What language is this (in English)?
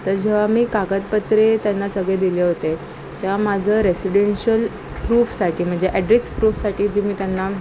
Marathi